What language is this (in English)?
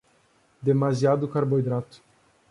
Portuguese